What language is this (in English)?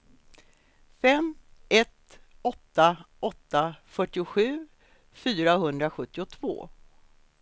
Swedish